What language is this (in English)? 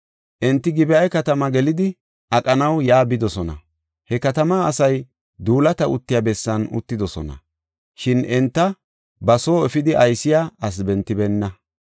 Gofa